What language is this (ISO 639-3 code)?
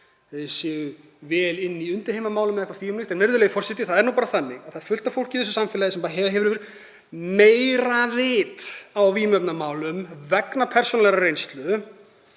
isl